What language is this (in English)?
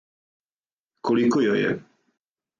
Serbian